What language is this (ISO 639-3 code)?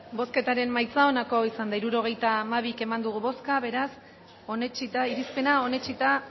eus